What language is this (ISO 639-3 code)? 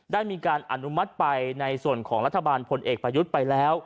tha